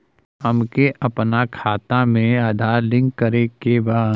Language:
Bhojpuri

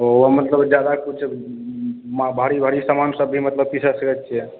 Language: Maithili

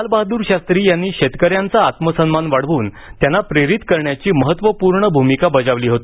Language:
Marathi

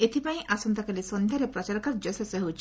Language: Odia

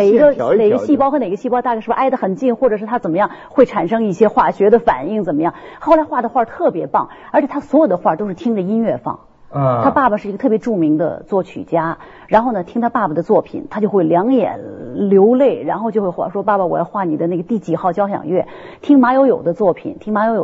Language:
Chinese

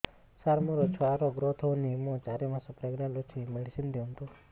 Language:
Odia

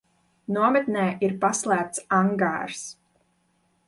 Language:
Latvian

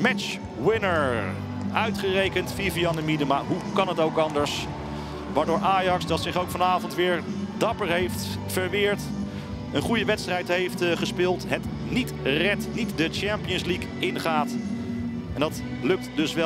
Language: Dutch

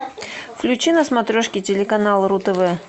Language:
Russian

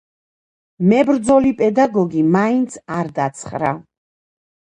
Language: Georgian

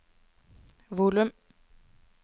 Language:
Norwegian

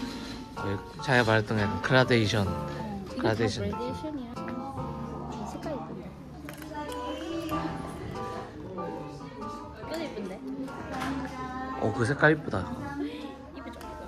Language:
Korean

